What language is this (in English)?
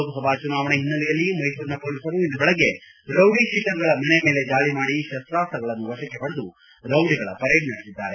Kannada